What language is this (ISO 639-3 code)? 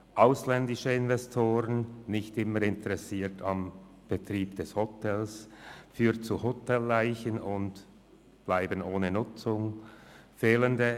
gsw